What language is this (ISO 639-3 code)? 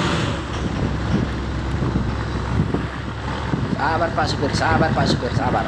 ind